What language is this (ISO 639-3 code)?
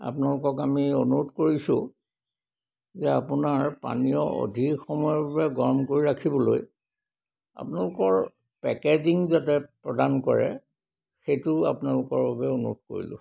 asm